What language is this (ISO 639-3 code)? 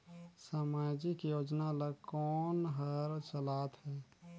hne